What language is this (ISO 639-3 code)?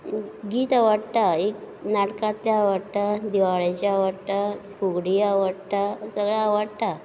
kok